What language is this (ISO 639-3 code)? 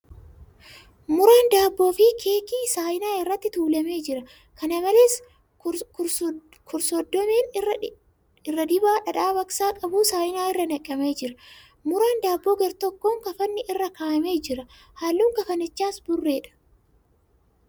orm